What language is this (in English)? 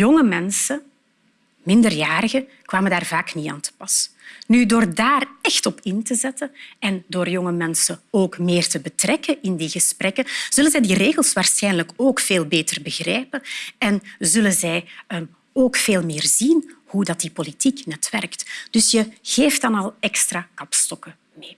Dutch